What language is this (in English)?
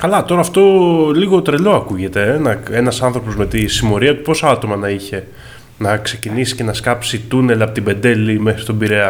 Greek